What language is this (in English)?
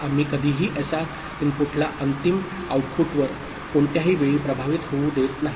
Marathi